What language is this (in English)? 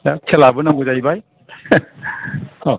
Bodo